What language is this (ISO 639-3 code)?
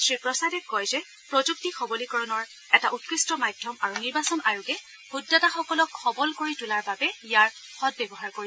asm